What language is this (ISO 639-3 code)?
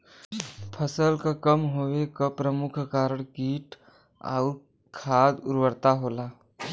bho